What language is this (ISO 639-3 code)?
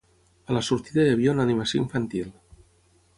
cat